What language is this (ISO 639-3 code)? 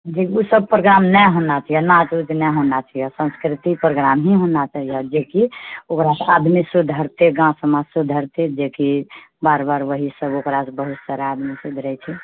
mai